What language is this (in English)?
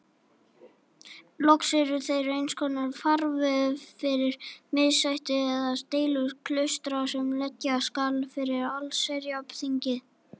Icelandic